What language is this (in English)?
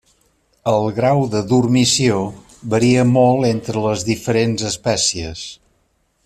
Catalan